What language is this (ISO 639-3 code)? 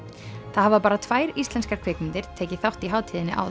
isl